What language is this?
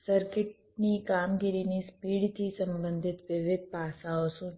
Gujarati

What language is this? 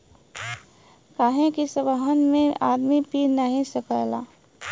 Bhojpuri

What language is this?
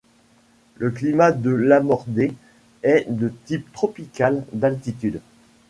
French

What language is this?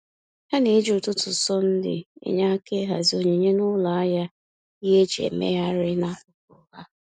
Igbo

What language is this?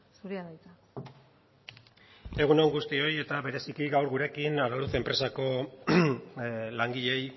Basque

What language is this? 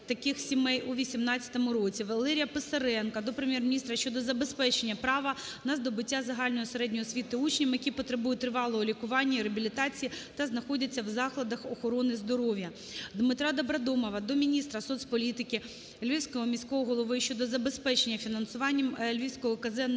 Ukrainian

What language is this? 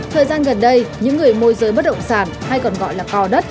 Vietnamese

